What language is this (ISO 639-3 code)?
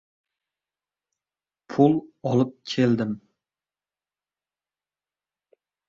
uzb